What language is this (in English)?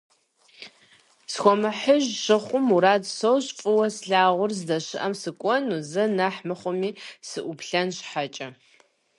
Kabardian